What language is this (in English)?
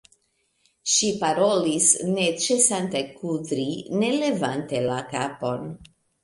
Esperanto